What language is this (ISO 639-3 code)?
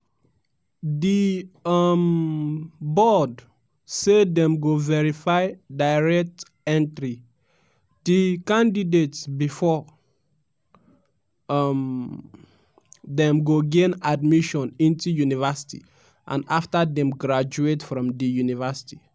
pcm